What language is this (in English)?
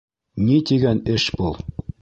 Bashkir